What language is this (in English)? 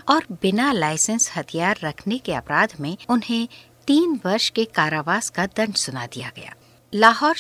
Hindi